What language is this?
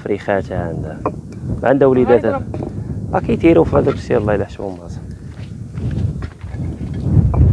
Arabic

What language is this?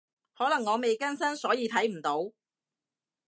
Cantonese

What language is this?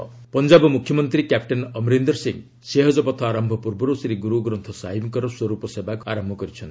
Odia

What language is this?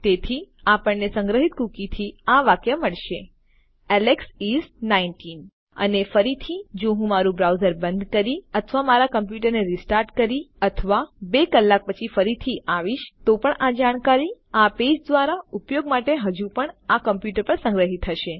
Gujarati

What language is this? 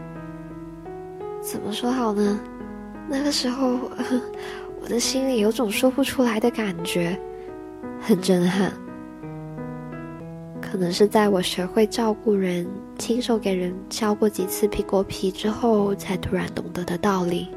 Chinese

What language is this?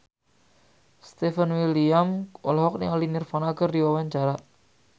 Sundanese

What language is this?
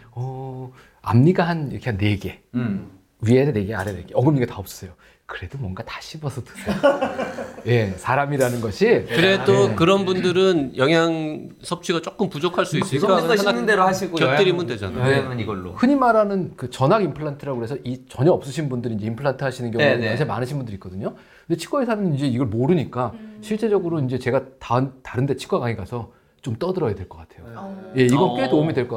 Korean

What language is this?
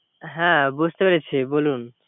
Bangla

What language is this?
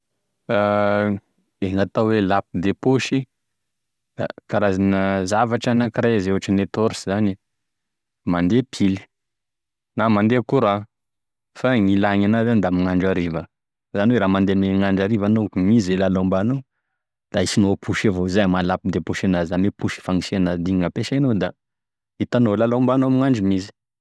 Tesaka Malagasy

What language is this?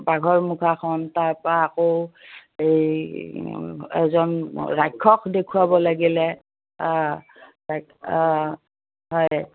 Assamese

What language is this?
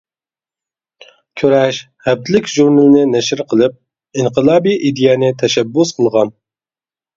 Uyghur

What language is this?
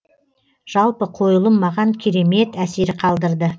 Kazakh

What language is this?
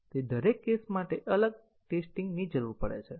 Gujarati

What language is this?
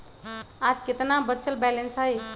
Magahi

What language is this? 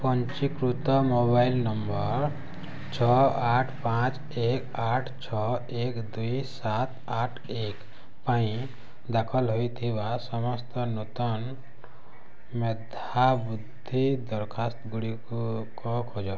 Odia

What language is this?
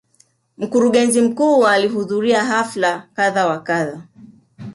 Swahili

